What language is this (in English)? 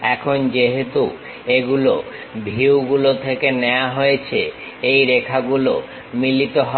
Bangla